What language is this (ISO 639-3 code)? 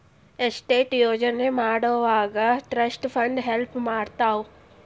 kan